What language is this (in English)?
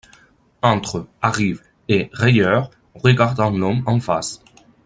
French